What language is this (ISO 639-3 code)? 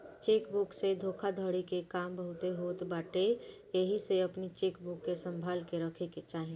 bho